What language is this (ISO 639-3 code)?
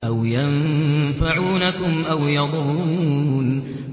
ara